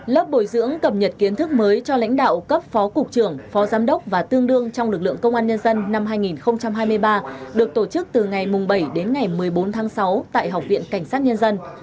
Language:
Vietnamese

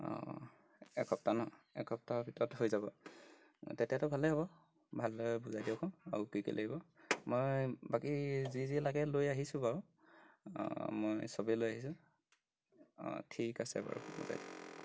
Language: Assamese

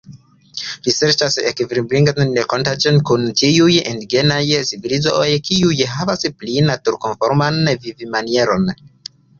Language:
Esperanto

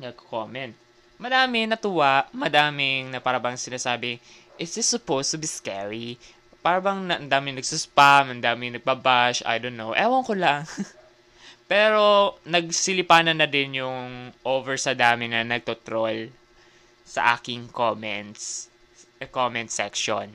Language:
Filipino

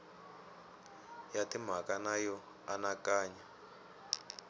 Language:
Tsonga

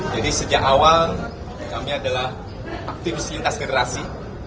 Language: Indonesian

